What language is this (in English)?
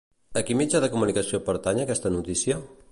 Catalan